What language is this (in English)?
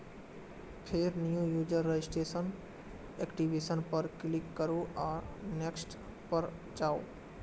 Maithili